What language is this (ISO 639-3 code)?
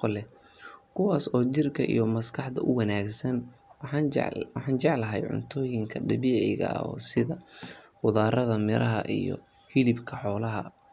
som